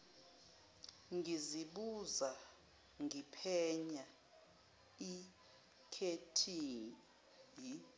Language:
Zulu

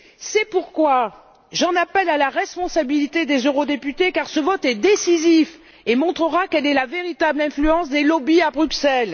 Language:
French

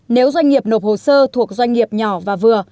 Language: Vietnamese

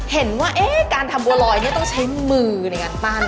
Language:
Thai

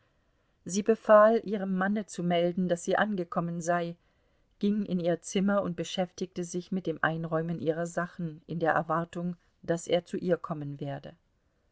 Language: German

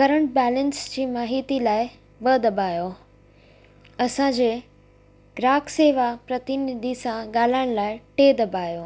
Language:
Sindhi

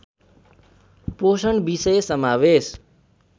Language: Nepali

